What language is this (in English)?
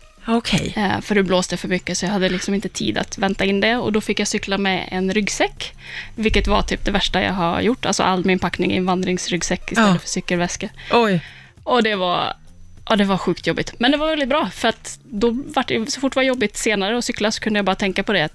Swedish